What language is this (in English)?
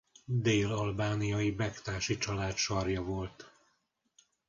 Hungarian